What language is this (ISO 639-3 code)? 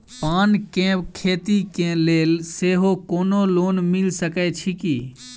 mai